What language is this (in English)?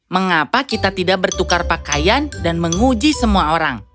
Indonesian